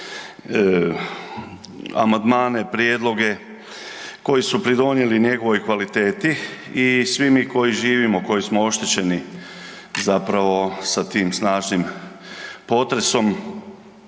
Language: Croatian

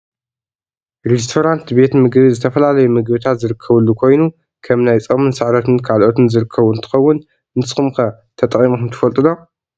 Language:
Tigrinya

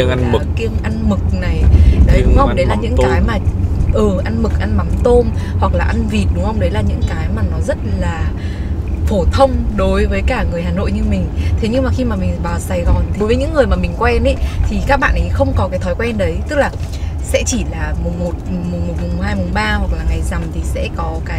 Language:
Vietnamese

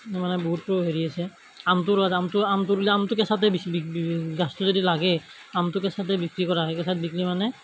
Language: Assamese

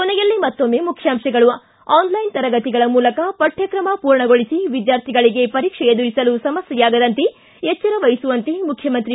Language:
Kannada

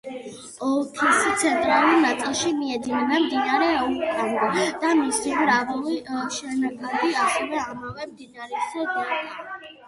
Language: Georgian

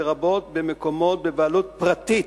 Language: Hebrew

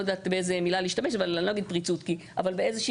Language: Hebrew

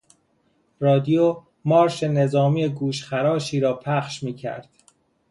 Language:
Persian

